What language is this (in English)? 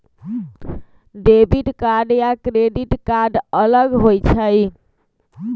Magahi